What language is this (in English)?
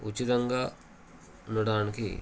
Telugu